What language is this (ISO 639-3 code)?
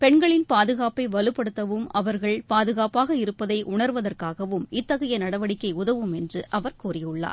tam